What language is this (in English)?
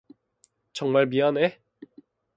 Korean